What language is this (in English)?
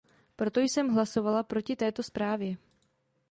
Czech